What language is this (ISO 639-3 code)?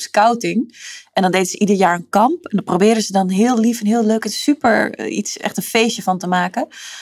nld